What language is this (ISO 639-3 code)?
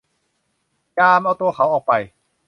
tha